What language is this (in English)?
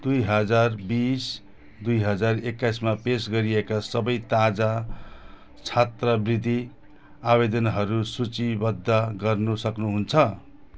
Nepali